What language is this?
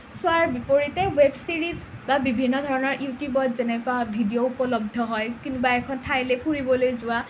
Assamese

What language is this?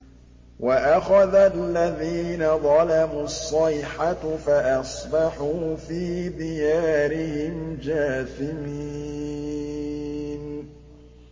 Arabic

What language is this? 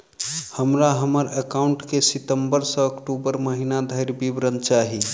Maithili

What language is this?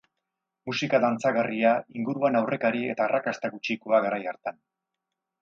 Basque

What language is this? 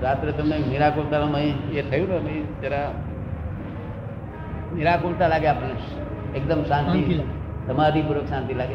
Gujarati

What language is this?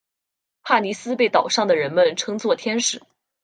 Chinese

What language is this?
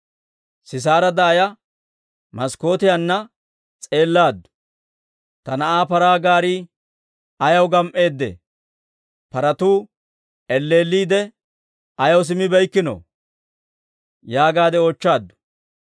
Dawro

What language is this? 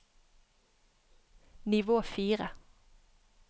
Norwegian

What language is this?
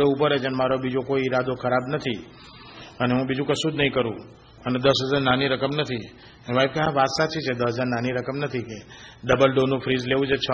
Gujarati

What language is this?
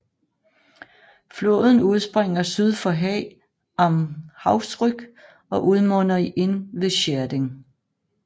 Danish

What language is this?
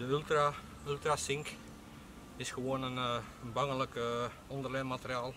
Dutch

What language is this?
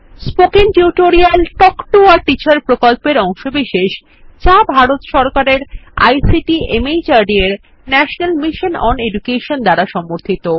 Bangla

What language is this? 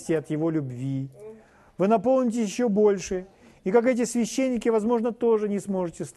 Russian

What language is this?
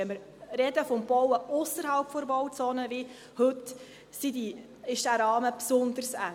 Swiss German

